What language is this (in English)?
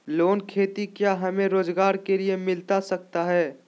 Magahi